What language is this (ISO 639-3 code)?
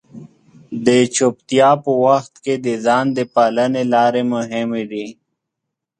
pus